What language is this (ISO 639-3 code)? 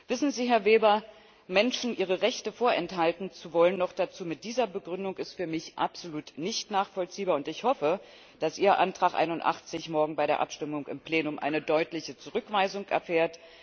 deu